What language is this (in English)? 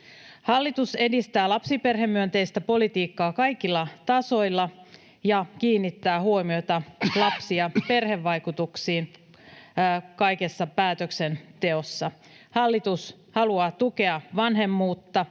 Finnish